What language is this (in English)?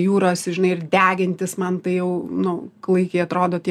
Lithuanian